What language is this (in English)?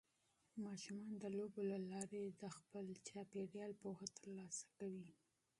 Pashto